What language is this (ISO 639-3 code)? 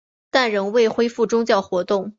zho